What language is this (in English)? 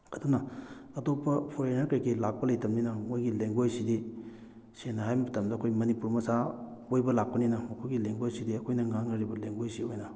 Manipuri